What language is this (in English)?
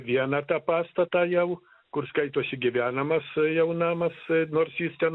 Lithuanian